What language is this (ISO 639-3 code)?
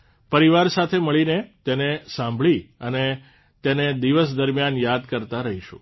guj